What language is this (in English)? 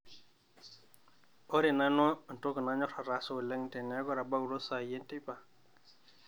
Masai